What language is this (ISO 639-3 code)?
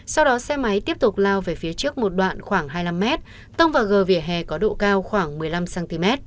vie